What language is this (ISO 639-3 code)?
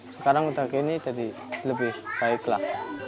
ind